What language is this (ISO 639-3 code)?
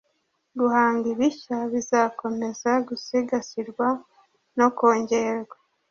kin